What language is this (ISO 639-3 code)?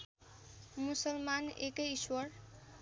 nep